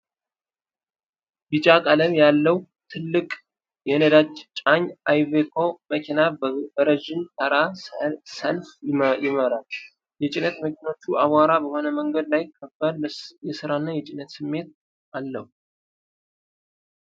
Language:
Amharic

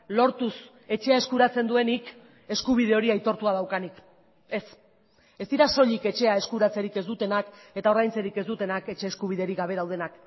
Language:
Basque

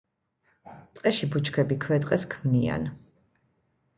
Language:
Georgian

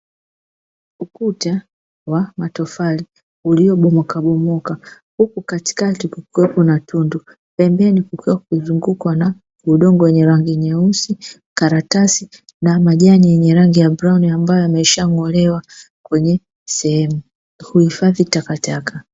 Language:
Swahili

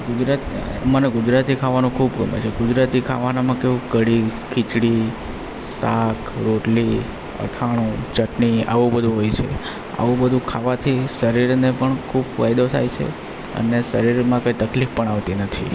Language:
Gujarati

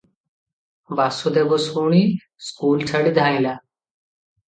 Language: Odia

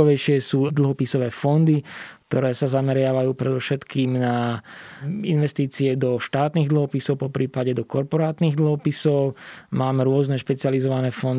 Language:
Slovak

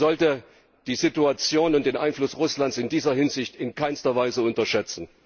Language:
German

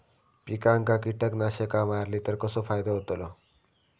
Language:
Marathi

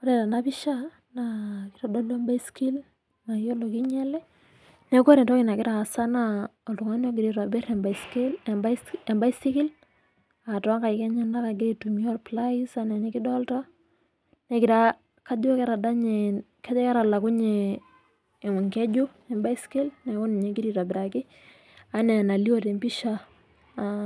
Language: Masai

